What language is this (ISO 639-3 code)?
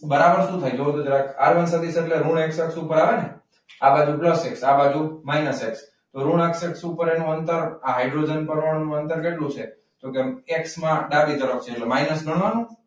guj